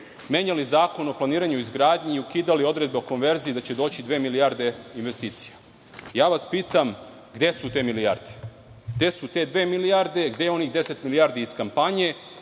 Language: Serbian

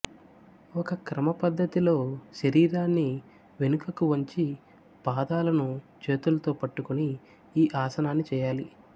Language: Telugu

